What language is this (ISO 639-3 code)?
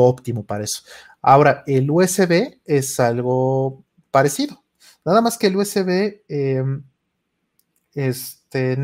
spa